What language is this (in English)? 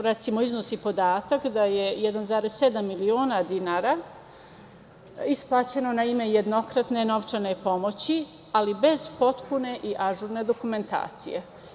Serbian